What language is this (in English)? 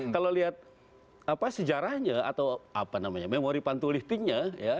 Indonesian